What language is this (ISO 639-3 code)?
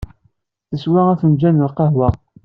kab